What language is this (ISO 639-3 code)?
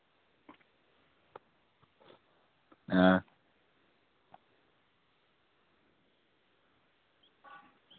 doi